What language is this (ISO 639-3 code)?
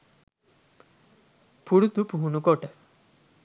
sin